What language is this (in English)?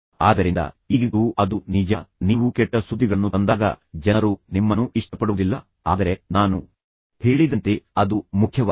Kannada